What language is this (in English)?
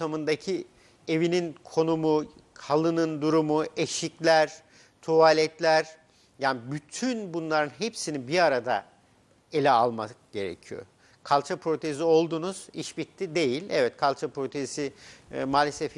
Turkish